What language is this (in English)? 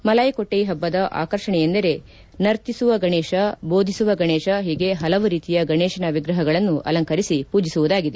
Kannada